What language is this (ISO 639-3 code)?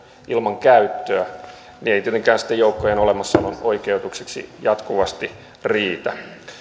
fin